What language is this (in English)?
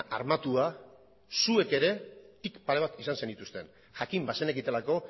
Basque